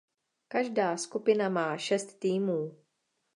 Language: Czech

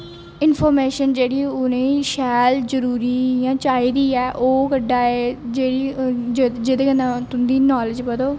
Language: Dogri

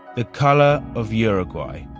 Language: English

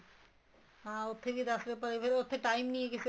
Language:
Punjabi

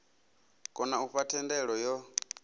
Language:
Venda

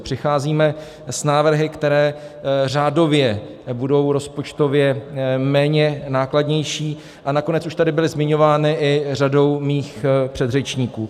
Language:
Czech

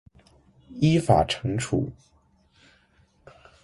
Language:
Chinese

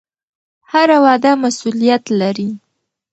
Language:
Pashto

